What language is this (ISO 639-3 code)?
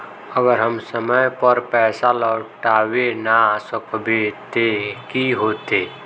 mag